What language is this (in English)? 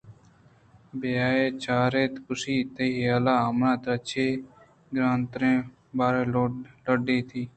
Eastern Balochi